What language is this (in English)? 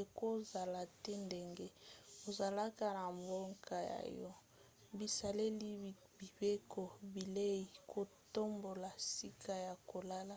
Lingala